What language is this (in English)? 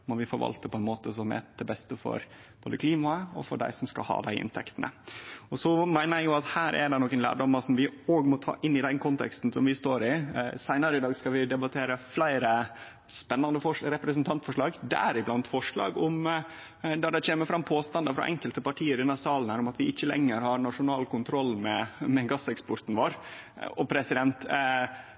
Norwegian Nynorsk